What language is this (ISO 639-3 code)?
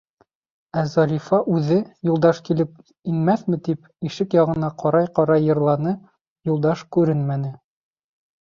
bak